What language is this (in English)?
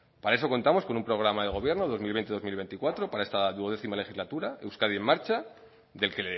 Spanish